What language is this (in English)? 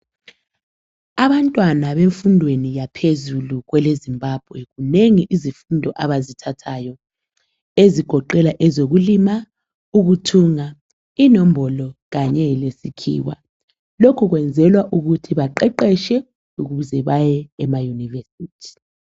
North Ndebele